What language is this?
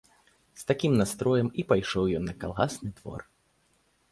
Belarusian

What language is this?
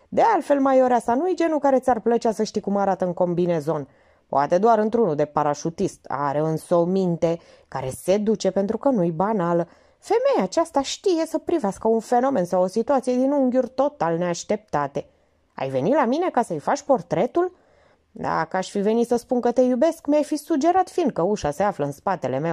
Romanian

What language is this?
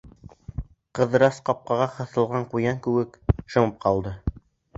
Bashkir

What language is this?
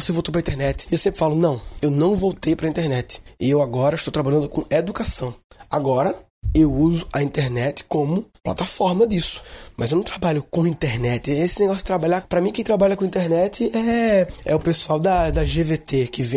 Portuguese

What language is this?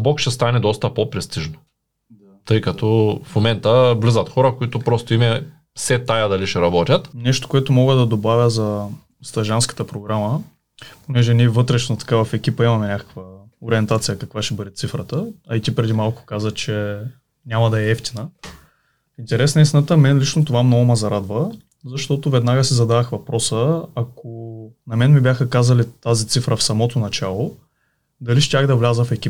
Bulgarian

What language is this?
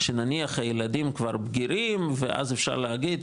Hebrew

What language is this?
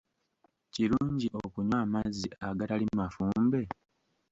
Ganda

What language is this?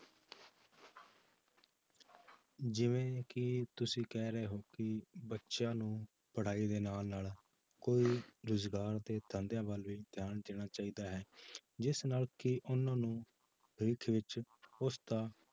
Punjabi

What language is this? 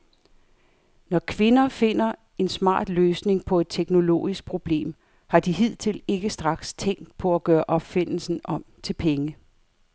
Danish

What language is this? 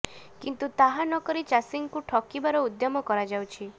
Odia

